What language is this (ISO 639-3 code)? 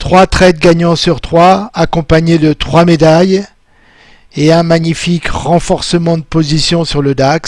fra